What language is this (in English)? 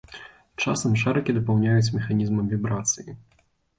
Belarusian